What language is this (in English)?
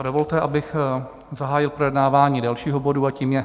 Czech